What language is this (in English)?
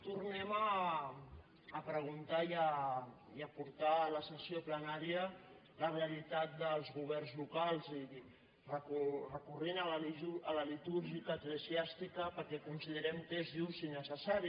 Catalan